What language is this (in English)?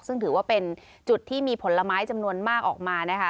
Thai